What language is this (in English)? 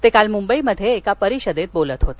Marathi